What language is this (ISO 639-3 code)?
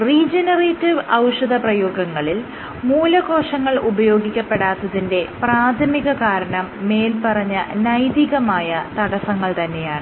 mal